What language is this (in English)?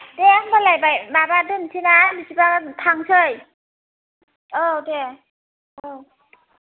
Bodo